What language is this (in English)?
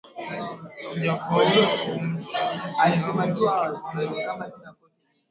Swahili